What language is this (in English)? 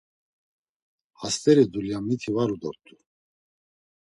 Laz